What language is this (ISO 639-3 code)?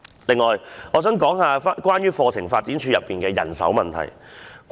yue